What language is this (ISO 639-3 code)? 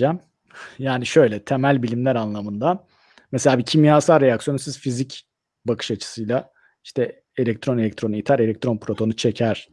tur